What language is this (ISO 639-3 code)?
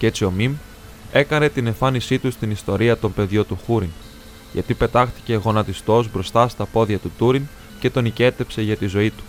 ell